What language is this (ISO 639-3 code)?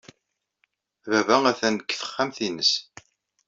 kab